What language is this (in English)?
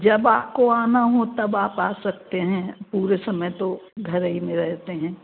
Hindi